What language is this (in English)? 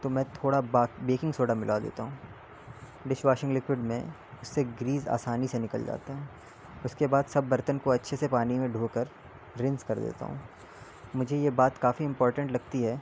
Urdu